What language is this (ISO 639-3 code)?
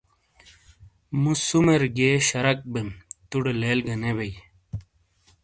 scl